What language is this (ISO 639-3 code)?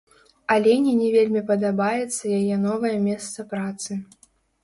bel